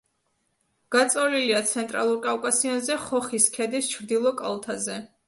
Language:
Georgian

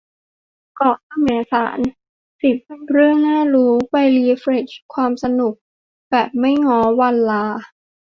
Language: Thai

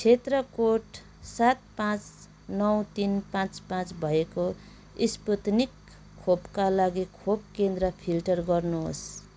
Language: Nepali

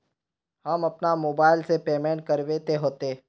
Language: Magahi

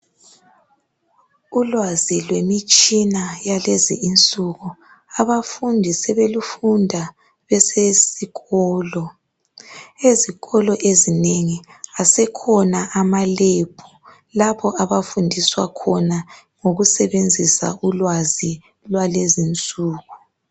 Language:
North Ndebele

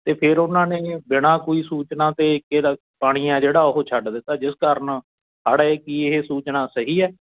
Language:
Punjabi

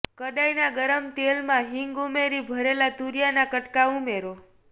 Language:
Gujarati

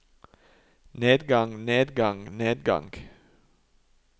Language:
Norwegian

